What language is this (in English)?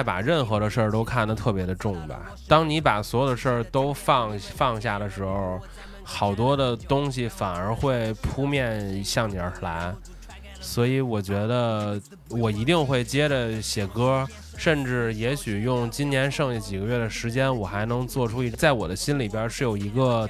Chinese